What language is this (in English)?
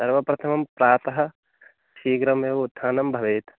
Sanskrit